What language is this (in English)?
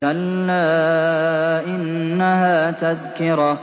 Arabic